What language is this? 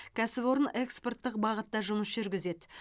Kazakh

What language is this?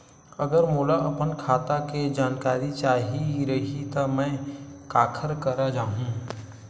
Chhattisgarhi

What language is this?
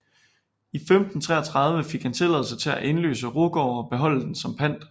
Danish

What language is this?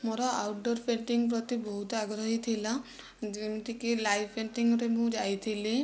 Odia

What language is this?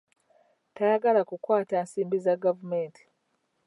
Ganda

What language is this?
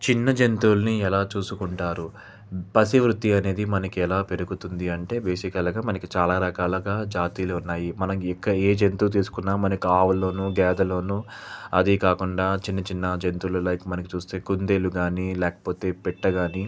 Telugu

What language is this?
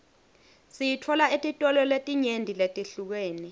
Swati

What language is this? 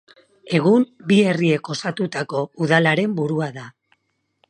Basque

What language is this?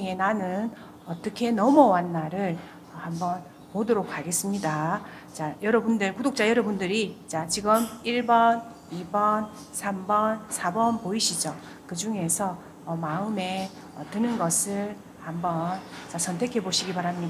Korean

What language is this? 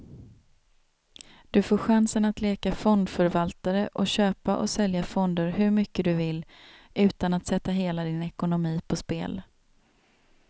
Swedish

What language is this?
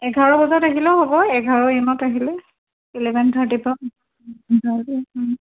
Assamese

